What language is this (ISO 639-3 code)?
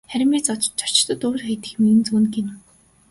mon